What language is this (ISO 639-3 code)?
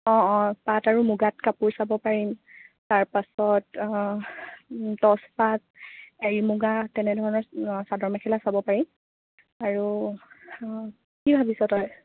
asm